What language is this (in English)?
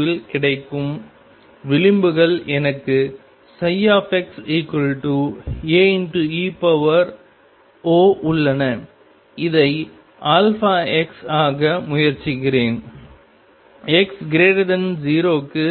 Tamil